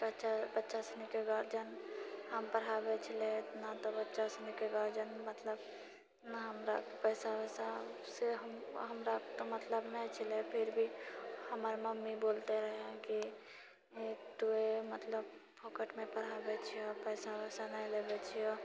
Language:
Maithili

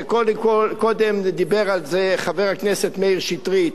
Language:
Hebrew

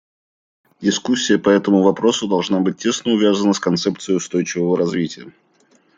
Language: Russian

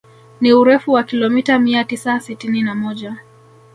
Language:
Swahili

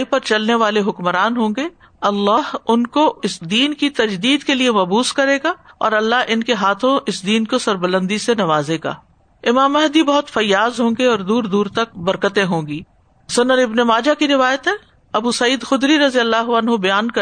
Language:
Urdu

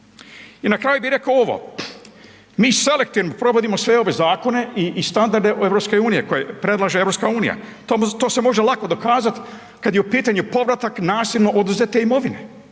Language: Croatian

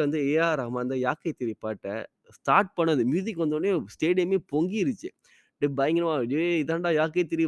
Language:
Tamil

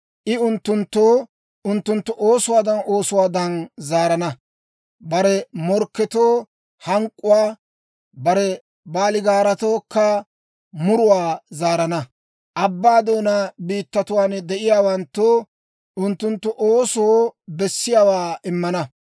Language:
Dawro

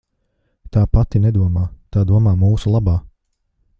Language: Latvian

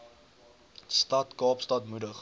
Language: Afrikaans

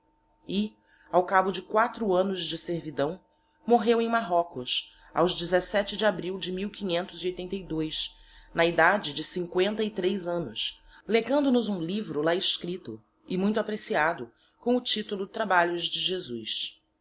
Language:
Portuguese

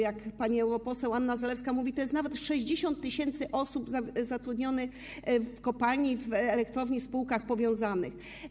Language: Polish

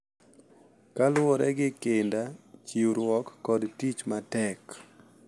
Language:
Luo (Kenya and Tanzania)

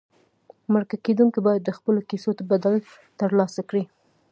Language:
Pashto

